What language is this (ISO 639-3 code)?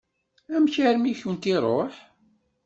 kab